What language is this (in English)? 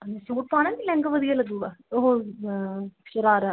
Punjabi